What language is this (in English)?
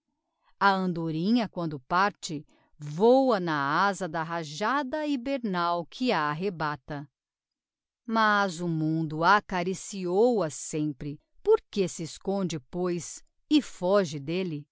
Portuguese